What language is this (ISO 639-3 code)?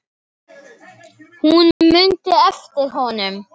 isl